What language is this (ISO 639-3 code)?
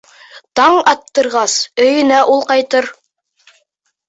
bak